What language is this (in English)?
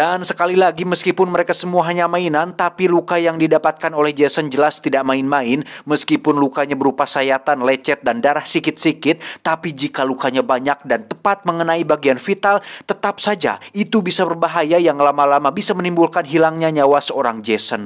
Indonesian